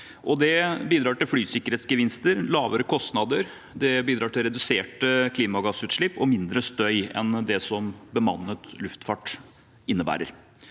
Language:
Norwegian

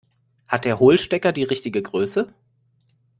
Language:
German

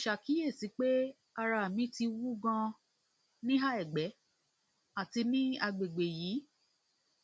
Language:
Yoruba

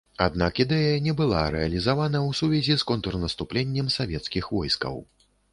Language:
Belarusian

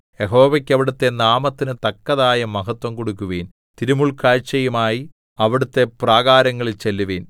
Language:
Malayalam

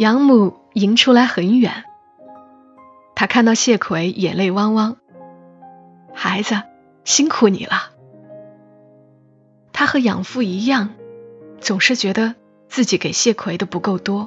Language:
Chinese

